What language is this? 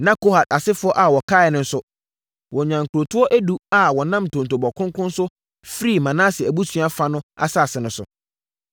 Akan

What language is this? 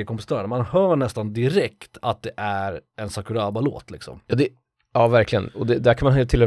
Swedish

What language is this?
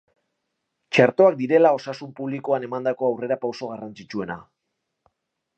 Basque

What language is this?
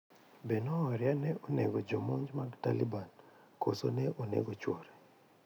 Luo (Kenya and Tanzania)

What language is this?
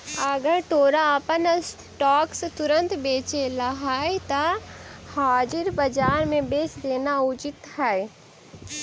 Magahi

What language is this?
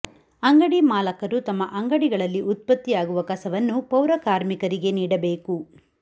Kannada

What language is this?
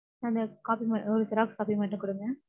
Tamil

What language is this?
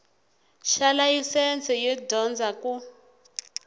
Tsonga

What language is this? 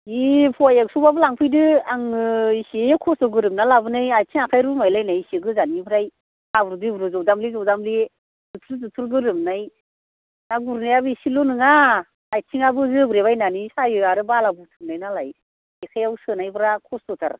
Bodo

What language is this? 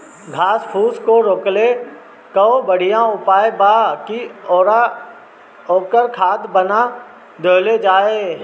Bhojpuri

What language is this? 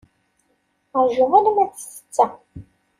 Kabyle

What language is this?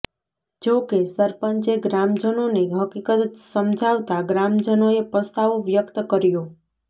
Gujarati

